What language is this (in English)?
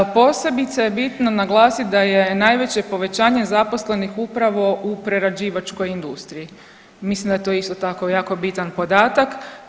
Croatian